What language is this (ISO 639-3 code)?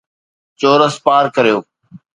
snd